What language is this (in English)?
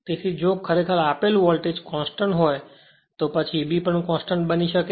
Gujarati